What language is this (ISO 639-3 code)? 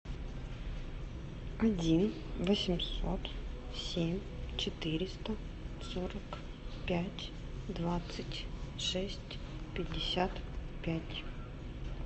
rus